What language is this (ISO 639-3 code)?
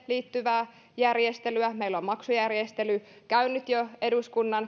fin